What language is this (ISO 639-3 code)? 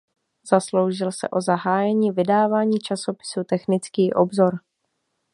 ces